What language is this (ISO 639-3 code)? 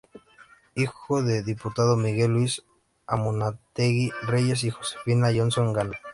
spa